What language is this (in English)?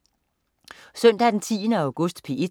Danish